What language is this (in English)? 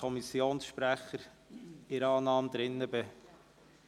Swiss German